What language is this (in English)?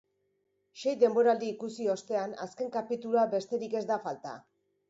Basque